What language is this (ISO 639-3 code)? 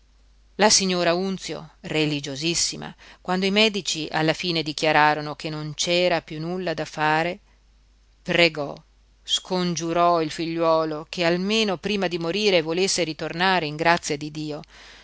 ita